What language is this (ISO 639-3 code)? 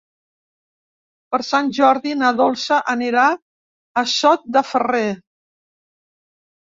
cat